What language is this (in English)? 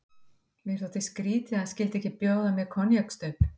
Icelandic